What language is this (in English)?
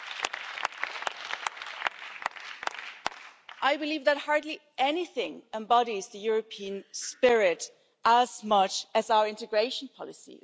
English